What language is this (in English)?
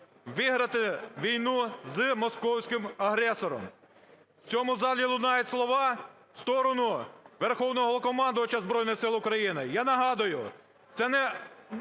Ukrainian